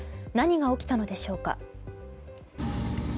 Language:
Japanese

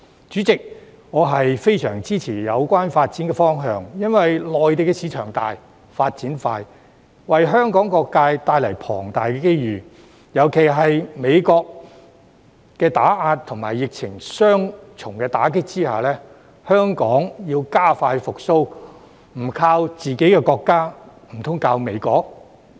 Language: Cantonese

